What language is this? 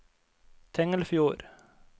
Norwegian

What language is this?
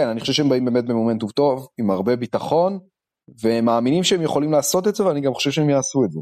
Hebrew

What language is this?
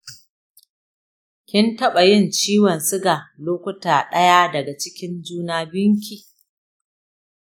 Hausa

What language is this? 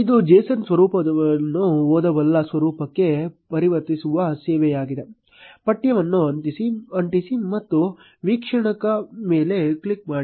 Kannada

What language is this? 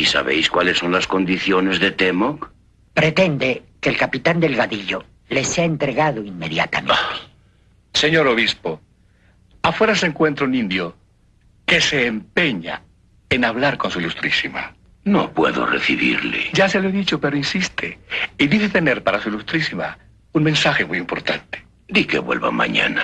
Spanish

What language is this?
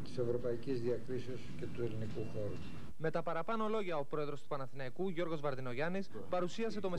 Greek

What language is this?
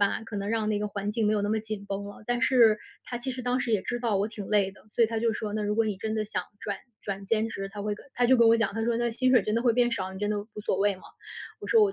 Chinese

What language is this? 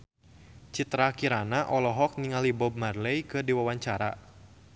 Sundanese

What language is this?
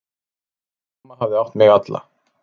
Icelandic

